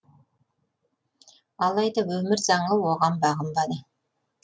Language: Kazakh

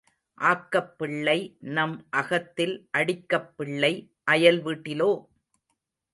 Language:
Tamil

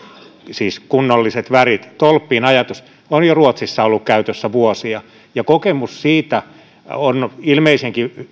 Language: Finnish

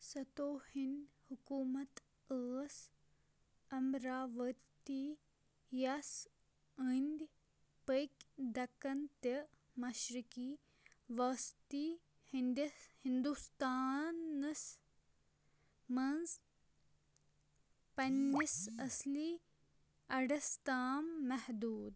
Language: Kashmiri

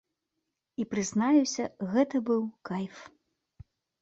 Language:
Belarusian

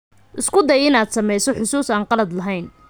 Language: Somali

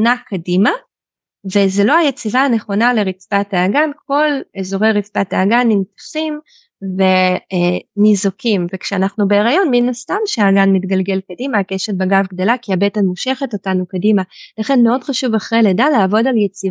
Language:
Hebrew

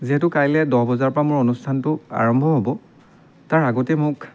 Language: Assamese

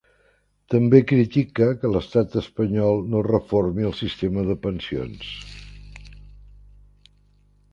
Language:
Catalan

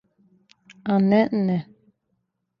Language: Serbian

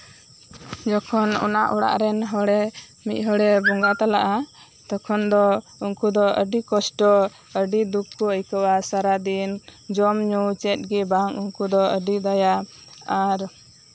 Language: Santali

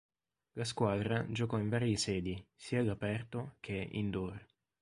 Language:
Italian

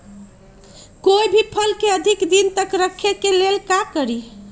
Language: Magahi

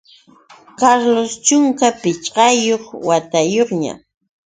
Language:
Yauyos Quechua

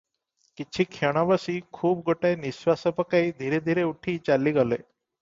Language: Odia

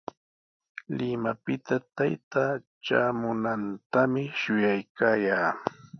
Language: Sihuas Ancash Quechua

